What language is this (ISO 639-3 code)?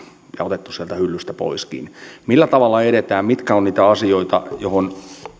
fin